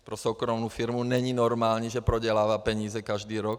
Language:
Czech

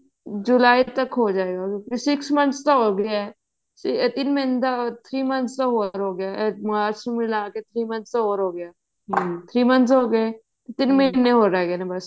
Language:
Punjabi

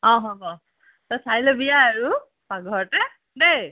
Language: Assamese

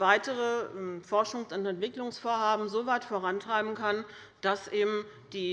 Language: German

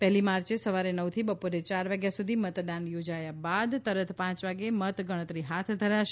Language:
Gujarati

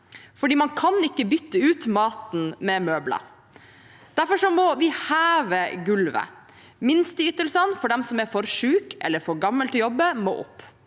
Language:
Norwegian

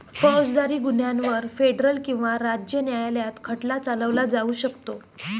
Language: Marathi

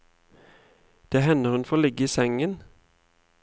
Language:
Norwegian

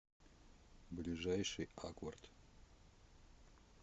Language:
Russian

